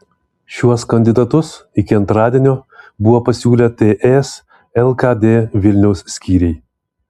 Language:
Lithuanian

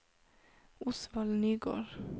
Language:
Norwegian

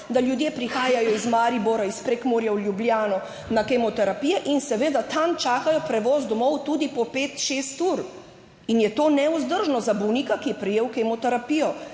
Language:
Slovenian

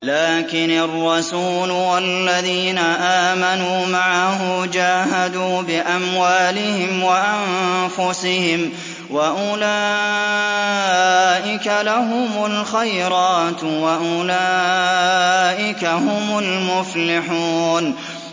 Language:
Arabic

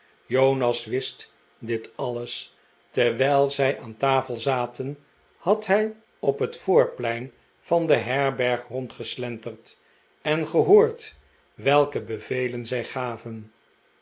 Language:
Dutch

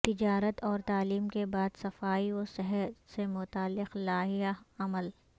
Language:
Urdu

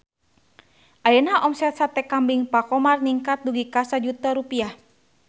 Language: Sundanese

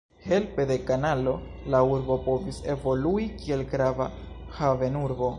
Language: Esperanto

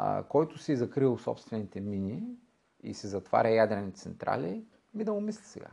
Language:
Bulgarian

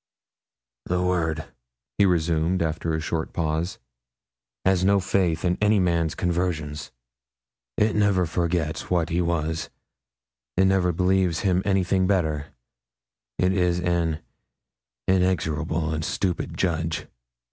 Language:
English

